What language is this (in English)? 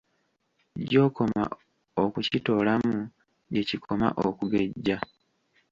Ganda